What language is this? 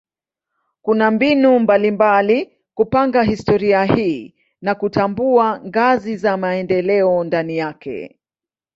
Swahili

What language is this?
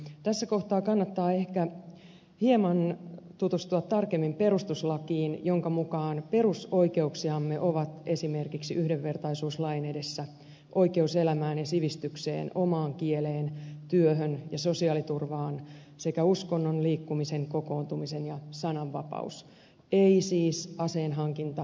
Finnish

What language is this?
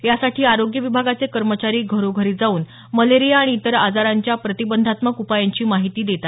Marathi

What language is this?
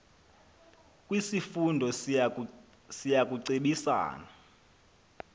Xhosa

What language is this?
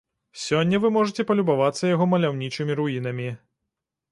Belarusian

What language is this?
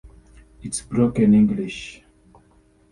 English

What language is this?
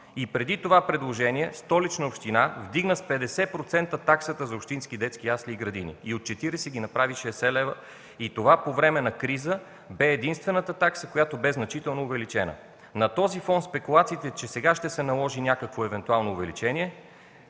Bulgarian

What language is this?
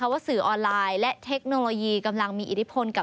Thai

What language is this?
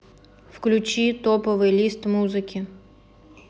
Russian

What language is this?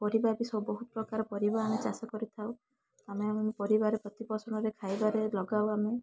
Odia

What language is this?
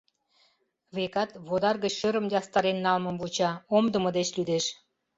Mari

